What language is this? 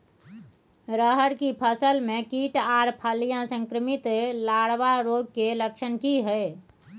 Maithili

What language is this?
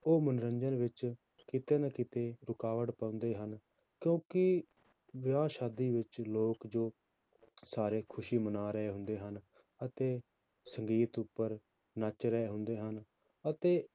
Punjabi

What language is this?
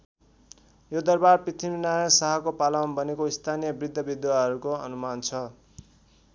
Nepali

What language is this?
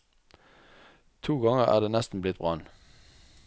Norwegian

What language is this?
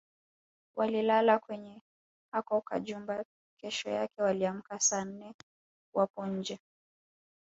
Swahili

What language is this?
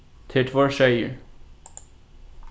Faroese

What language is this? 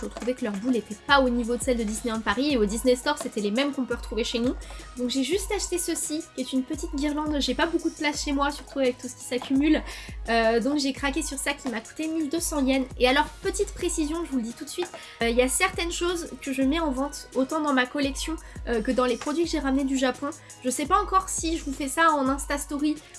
French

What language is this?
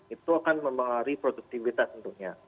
Indonesian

